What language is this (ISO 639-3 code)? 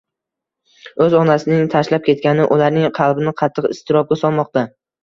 uzb